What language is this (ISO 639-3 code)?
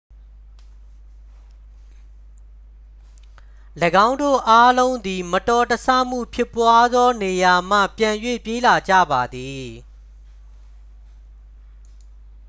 mya